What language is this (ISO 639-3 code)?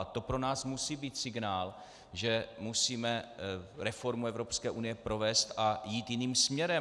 ces